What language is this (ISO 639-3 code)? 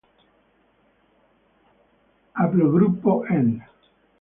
ita